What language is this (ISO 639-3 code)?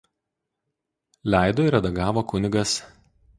lit